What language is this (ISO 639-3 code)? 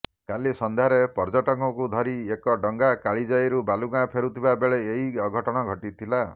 ori